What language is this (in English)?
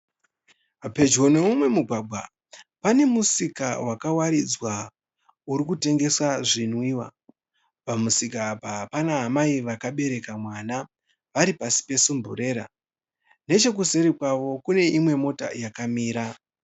Shona